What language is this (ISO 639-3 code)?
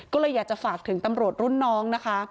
tha